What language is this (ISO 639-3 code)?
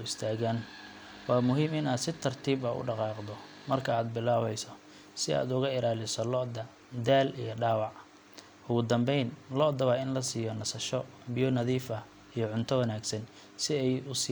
som